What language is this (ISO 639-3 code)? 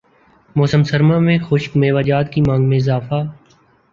urd